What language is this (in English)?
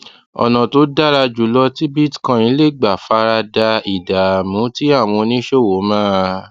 Yoruba